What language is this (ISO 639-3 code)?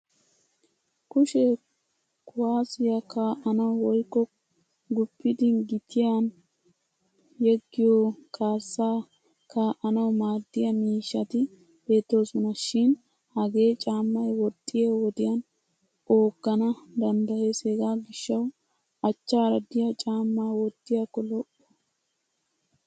wal